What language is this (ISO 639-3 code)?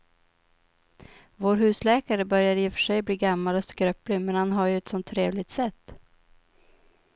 swe